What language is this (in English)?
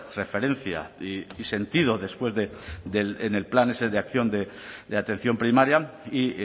Spanish